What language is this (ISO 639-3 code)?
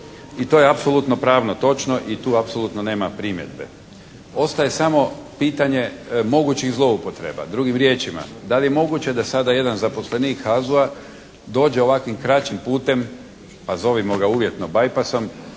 hrv